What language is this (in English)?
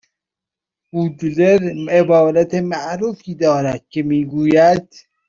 Persian